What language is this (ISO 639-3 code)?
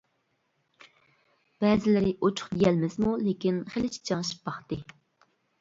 uig